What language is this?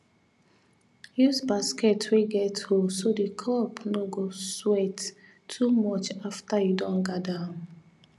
Nigerian Pidgin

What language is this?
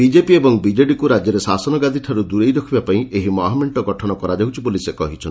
Odia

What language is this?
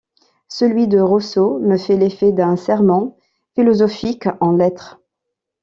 French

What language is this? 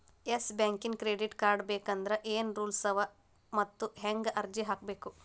Kannada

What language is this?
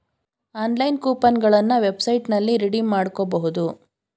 Kannada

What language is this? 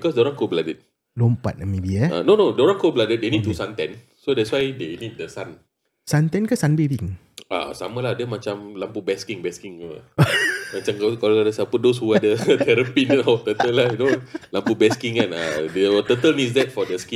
Malay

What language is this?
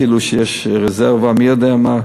Hebrew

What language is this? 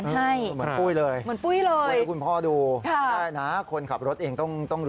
Thai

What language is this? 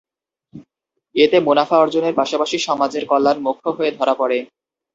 Bangla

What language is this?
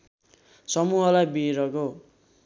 Nepali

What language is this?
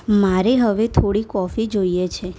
Gujarati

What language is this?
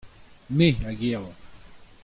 Breton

